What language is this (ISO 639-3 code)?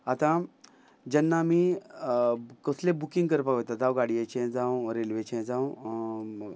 kok